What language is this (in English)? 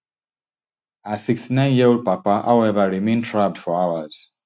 Nigerian Pidgin